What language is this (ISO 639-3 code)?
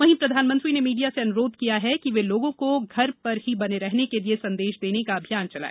hin